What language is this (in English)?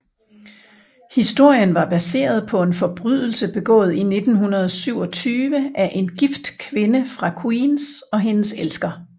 Danish